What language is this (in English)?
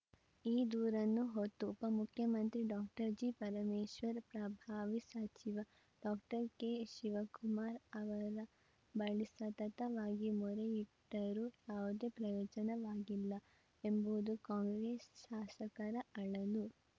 Kannada